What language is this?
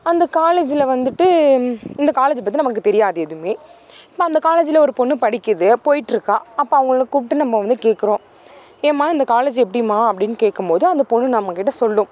Tamil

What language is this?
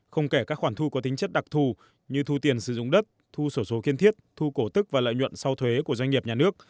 Vietnamese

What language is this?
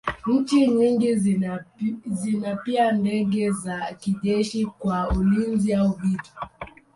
Swahili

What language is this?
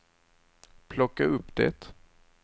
Swedish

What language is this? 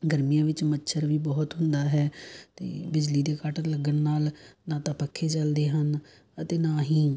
Punjabi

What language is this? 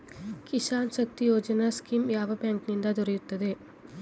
Kannada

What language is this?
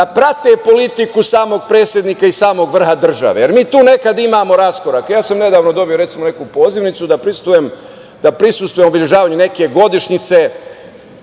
Serbian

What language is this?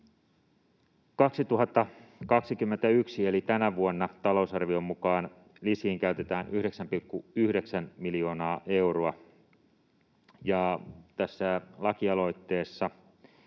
Finnish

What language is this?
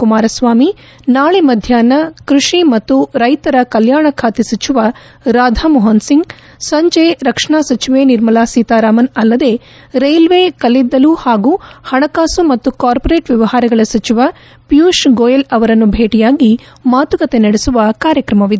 Kannada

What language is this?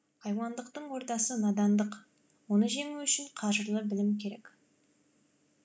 Kazakh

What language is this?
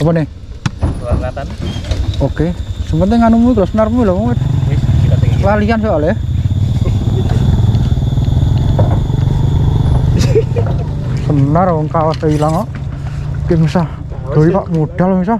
Indonesian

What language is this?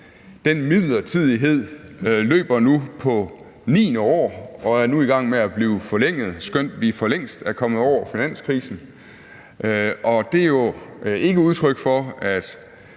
Danish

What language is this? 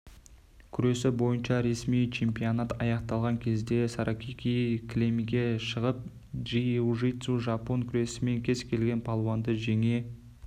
Kazakh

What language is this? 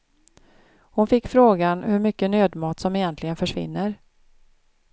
Swedish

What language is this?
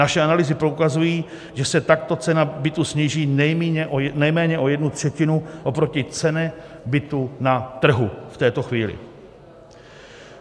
Czech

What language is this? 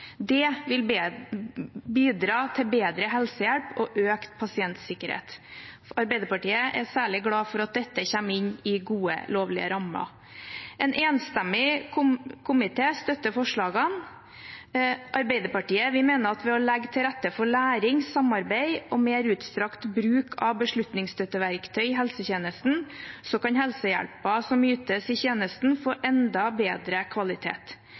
Norwegian Bokmål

